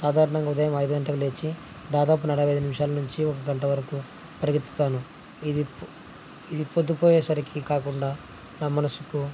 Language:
Telugu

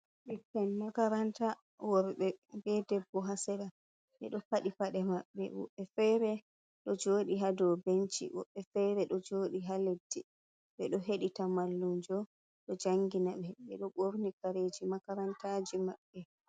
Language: Fula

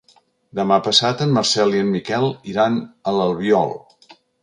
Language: Catalan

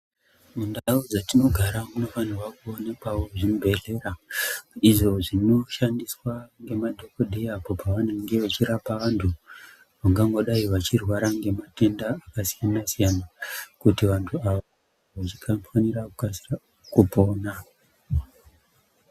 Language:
Ndau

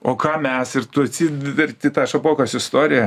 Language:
Lithuanian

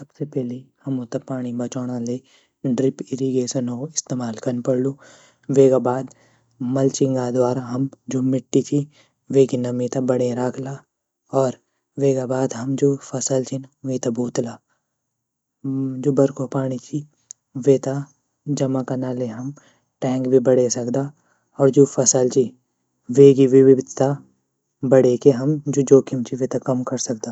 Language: Garhwali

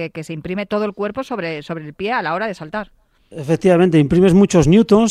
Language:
Spanish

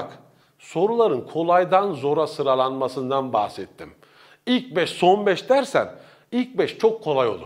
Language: Turkish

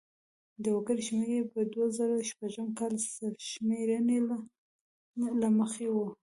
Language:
Pashto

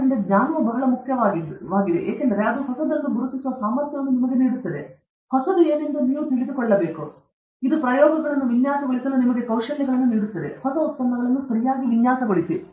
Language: Kannada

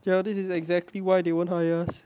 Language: English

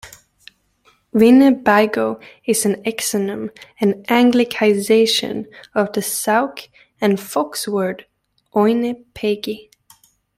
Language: English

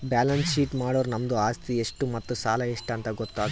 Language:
Kannada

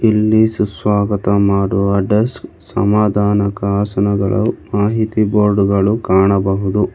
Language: Kannada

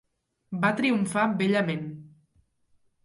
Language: Catalan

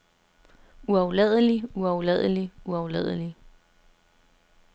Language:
Danish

